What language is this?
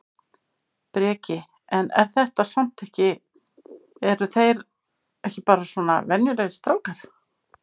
Icelandic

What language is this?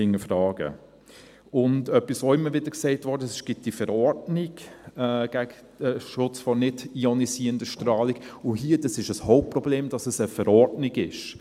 Swiss German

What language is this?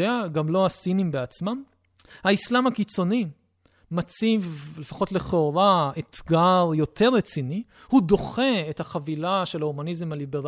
Hebrew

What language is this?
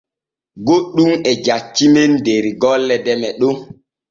Borgu Fulfulde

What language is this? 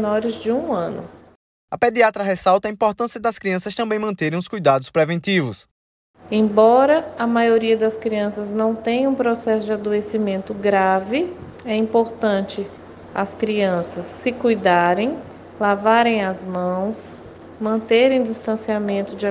Portuguese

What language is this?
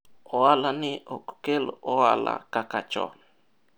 Luo (Kenya and Tanzania)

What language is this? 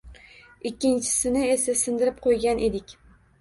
Uzbek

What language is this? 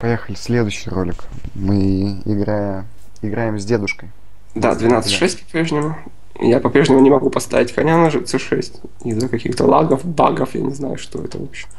Russian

